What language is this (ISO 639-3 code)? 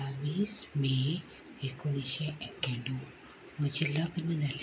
kok